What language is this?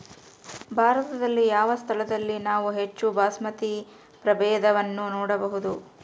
Kannada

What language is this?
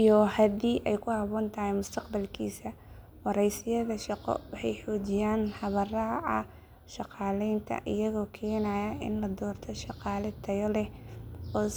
Somali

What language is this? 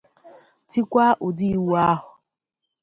Igbo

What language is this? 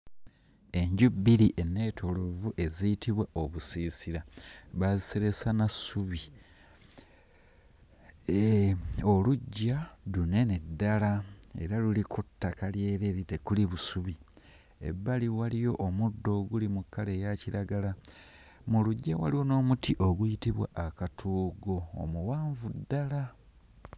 Ganda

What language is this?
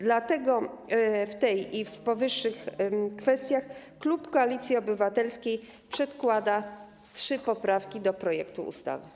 Polish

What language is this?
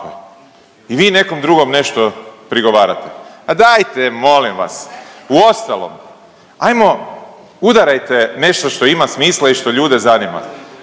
Croatian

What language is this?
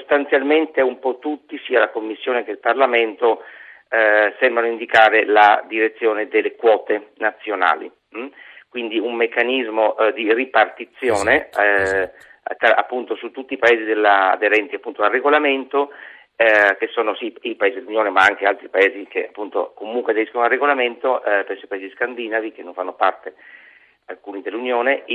Italian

